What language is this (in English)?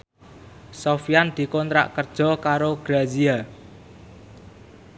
Javanese